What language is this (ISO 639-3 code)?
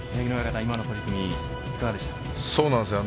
jpn